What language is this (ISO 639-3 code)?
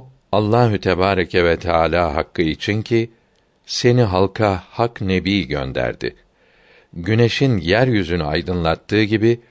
tur